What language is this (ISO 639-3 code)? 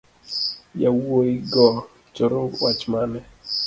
luo